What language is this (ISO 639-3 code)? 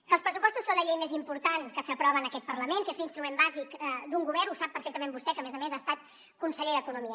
cat